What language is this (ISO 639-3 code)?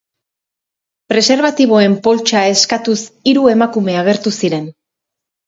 eus